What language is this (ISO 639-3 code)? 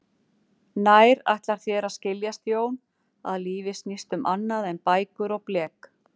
isl